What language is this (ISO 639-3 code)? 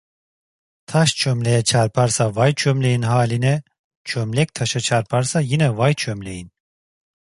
tur